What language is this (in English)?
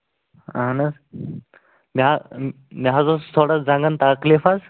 Kashmiri